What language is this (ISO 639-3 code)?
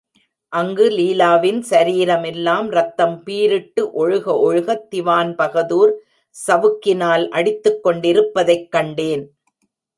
tam